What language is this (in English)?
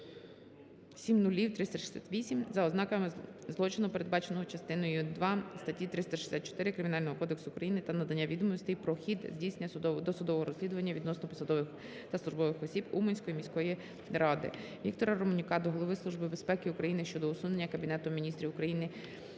Ukrainian